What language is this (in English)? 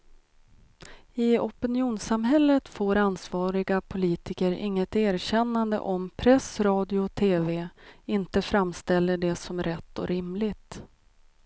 Swedish